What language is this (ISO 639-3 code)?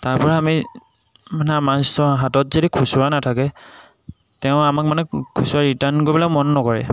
asm